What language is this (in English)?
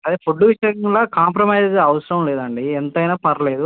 Telugu